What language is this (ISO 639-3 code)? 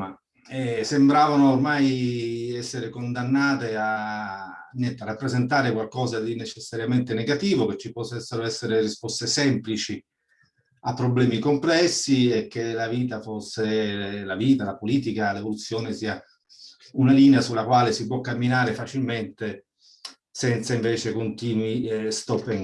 ita